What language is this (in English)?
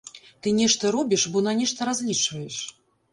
Belarusian